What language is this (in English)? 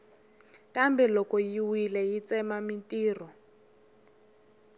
Tsonga